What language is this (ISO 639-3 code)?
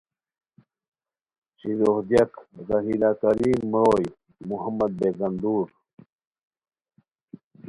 khw